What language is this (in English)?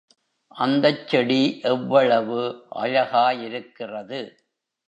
Tamil